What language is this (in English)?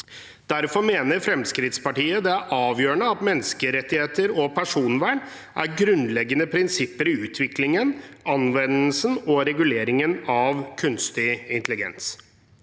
Norwegian